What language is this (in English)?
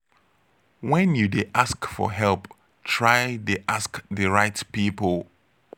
Nigerian Pidgin